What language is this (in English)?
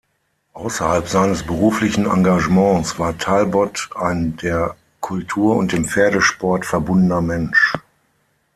German